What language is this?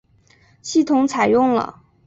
Chinese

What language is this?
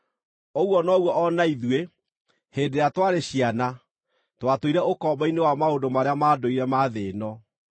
Kikuyu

